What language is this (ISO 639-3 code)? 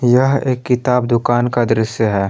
hin